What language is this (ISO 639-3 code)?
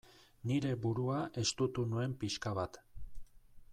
eus